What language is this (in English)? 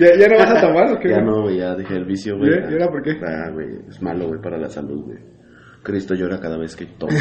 Spanish